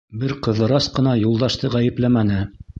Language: Bashkir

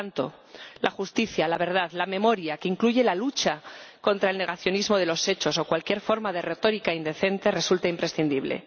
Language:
Spanish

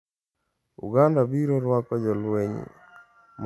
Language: Luo (Kenya and Tanzania)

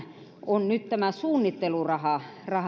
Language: Finnish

